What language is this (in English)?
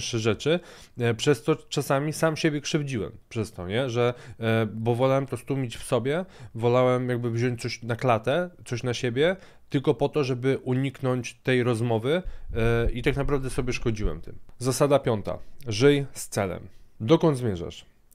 Polish